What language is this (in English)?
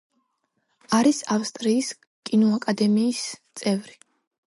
Georgian